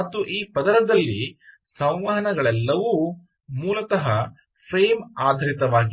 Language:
Kannada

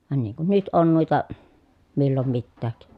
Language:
Finnish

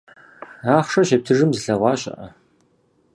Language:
Kabardian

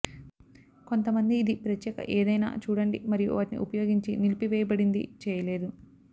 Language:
Telugu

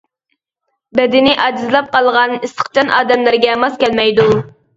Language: Uyghur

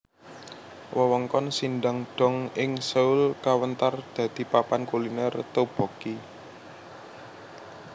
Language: Javanese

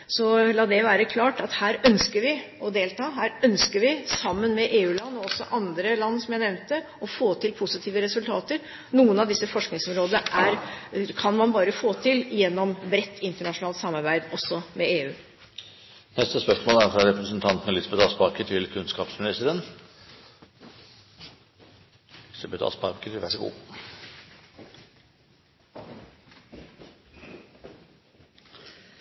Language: Norwegian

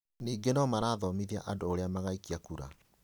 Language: Kikuyu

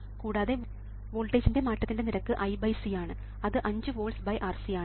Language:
Malayalam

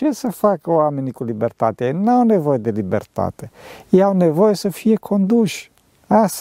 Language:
Romanian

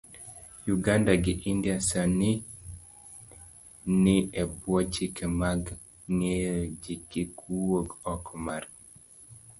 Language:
Luo (Kenya and Tanzania)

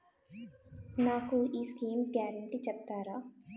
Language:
Telugu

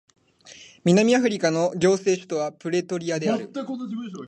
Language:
Japanese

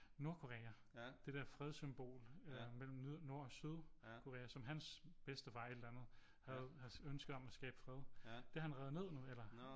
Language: Danish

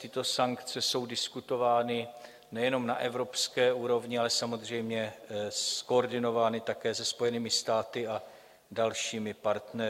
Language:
Czech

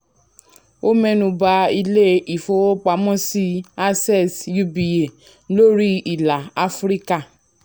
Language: Yoruba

